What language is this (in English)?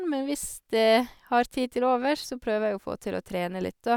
Norwegian